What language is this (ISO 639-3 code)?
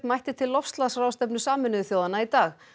isl